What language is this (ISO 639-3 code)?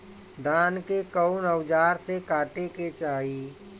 bho